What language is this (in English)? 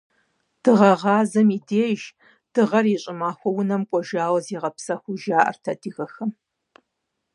Kabardian